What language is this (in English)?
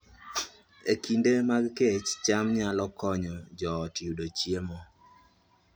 Luo (Kenya and Tanzania)